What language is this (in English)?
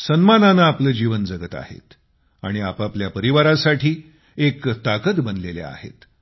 Marathi